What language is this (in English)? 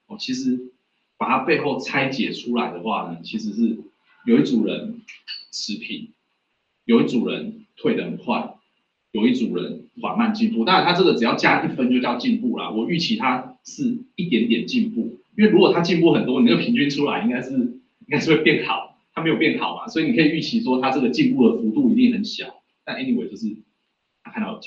Chinese